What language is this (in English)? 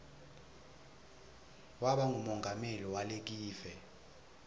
Swati